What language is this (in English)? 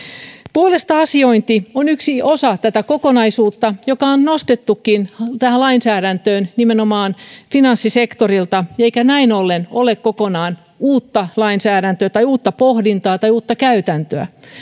Finnish